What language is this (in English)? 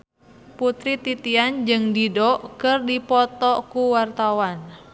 Sundanese